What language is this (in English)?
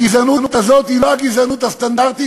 Hebrew